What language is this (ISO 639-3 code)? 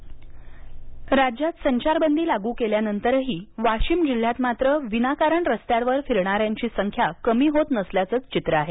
mar